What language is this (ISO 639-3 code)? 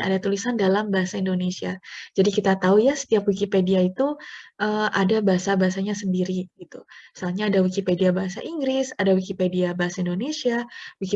ind